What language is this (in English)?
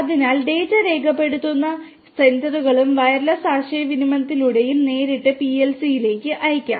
Malayalam